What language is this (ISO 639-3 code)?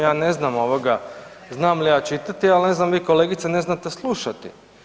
hrv